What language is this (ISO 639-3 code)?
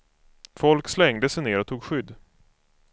swe